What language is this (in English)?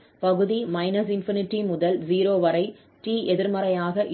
Tamil